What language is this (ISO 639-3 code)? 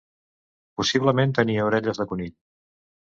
cat